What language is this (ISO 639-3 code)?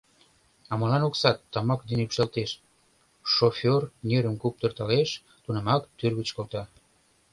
chm